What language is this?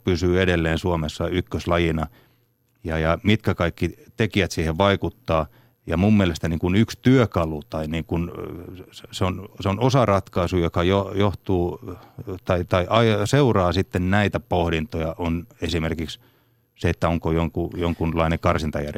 Finnish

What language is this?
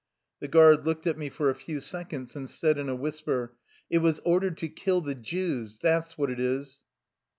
English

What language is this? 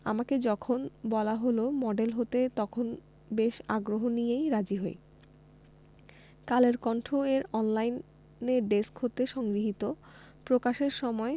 Bangla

